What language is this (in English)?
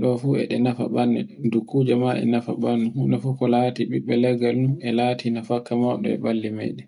Borgu Fulfulde